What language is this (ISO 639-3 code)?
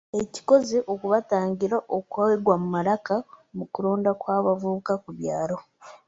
lug